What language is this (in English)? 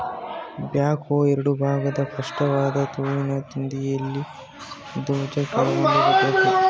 Kannada